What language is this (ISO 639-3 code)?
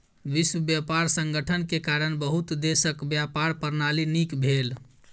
mai